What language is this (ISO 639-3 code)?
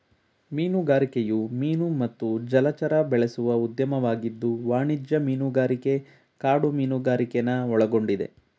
kan